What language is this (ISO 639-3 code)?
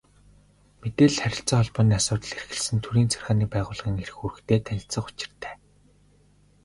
mon